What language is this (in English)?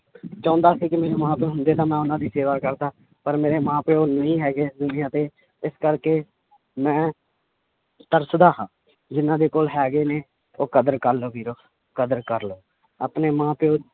Punjabi